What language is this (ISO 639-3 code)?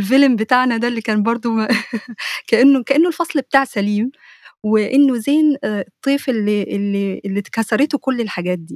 ara